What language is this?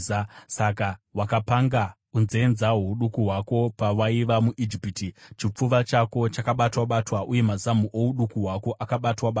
Shona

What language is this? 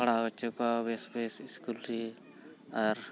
Santali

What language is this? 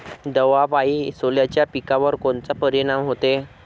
Marathi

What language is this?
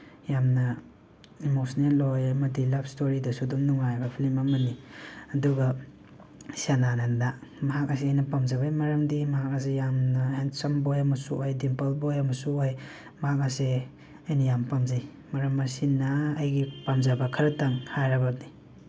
Manipuri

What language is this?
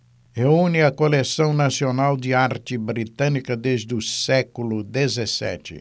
Portuguese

